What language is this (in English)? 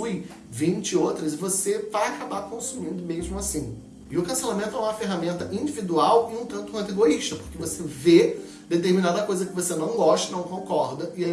Portuguese